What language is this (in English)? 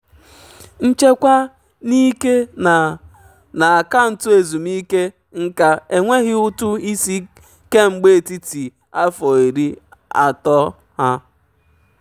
Igbo